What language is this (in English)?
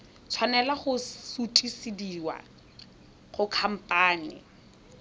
Tswana